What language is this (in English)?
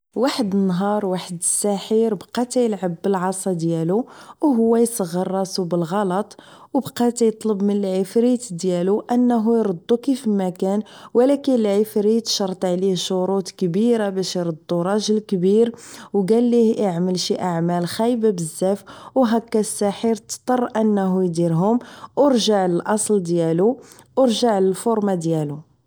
Moroccan Arabic